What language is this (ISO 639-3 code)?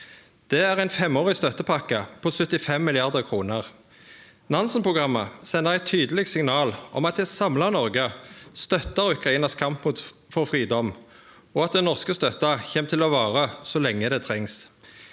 nor